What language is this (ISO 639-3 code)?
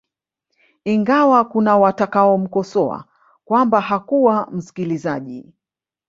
swa